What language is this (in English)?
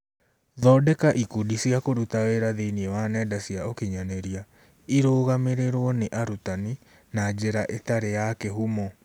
Kikuyu